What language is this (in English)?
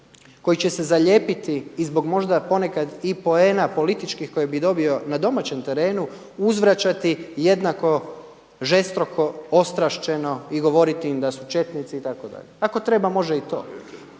Croatian